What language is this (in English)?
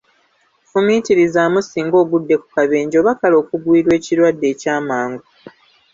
Ganda